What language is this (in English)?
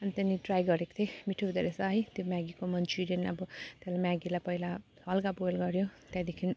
Nepali